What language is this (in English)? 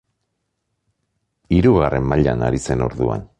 Basque